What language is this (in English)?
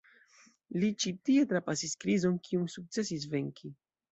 Esperanto